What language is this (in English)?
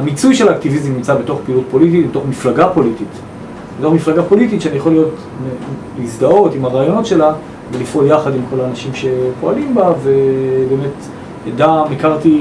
Hebrew